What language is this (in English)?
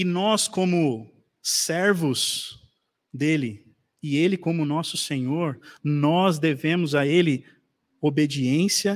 Portuguese